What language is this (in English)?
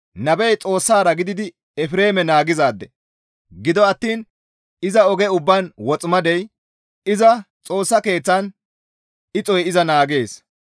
Gamo